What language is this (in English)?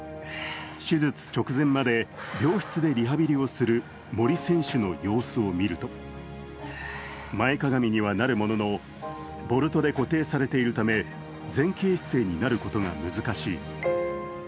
Japanese